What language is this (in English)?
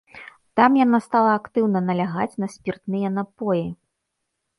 Belarusian